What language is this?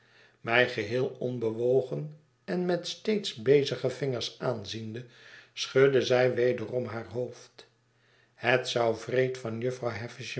Dutch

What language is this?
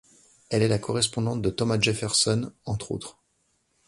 French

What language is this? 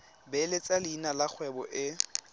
Tswana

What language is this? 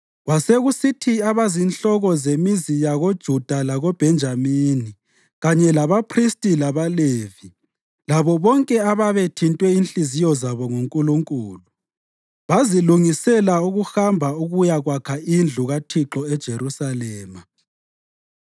North Ndebele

